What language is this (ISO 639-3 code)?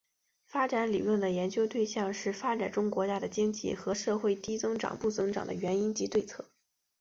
zho